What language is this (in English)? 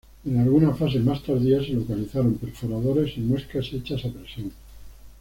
Spanish